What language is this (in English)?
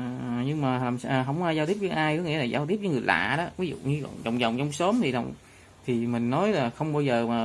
Vietnamese